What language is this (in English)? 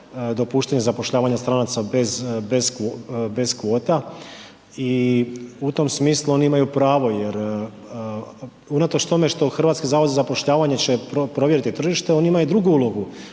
Croatian